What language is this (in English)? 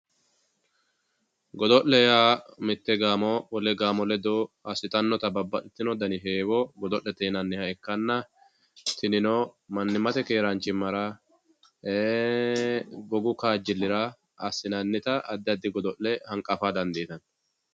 Sidamo